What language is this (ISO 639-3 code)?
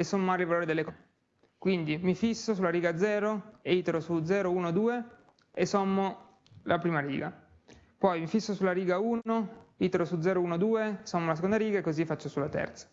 ita